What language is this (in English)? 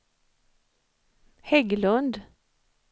Swedish